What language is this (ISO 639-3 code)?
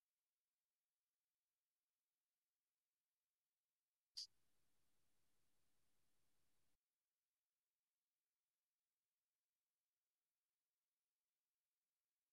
ces